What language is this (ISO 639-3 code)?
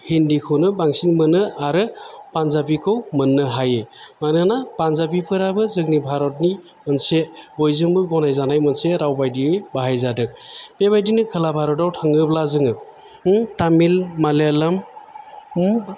brx